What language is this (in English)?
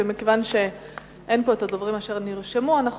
Hebrew